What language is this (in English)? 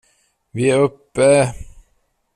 Swedish